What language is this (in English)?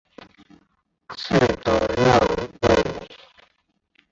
Chinese